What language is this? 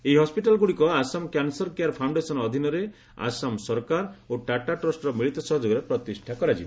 Odia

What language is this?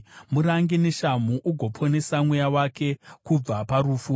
Shona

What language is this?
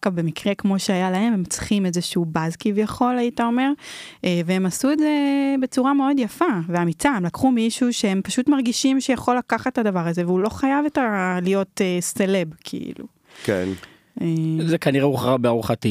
Hebrew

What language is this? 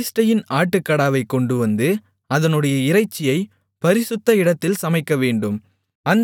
Tamil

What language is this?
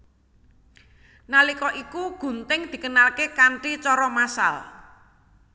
Javanese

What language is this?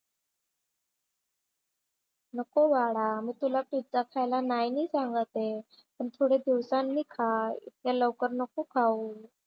Marathi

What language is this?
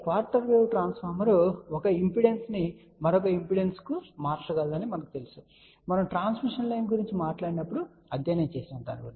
Telugu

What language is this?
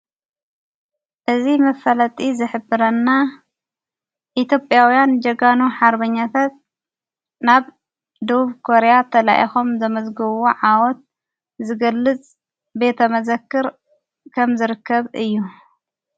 Tigrinya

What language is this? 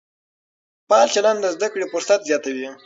Pashto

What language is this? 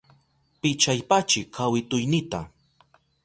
Southern Pastaza Quechua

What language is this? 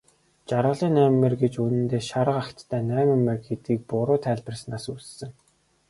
Mongolian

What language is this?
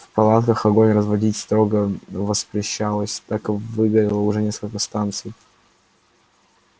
Russian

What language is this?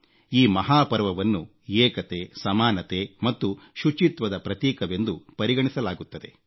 Kannada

